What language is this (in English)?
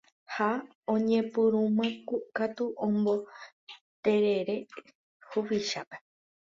Guarani